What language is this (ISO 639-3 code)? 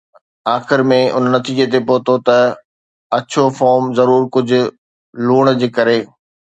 snd